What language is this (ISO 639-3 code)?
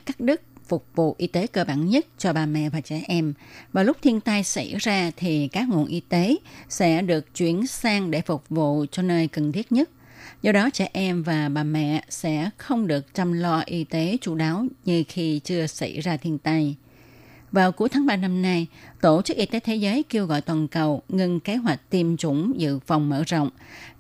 vie